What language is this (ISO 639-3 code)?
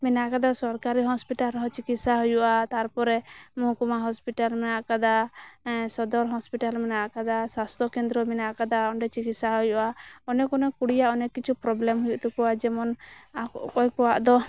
sat